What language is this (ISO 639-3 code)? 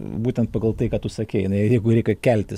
lit